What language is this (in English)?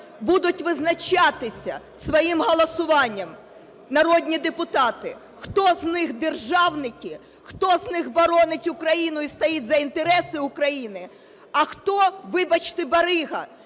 Ukrainian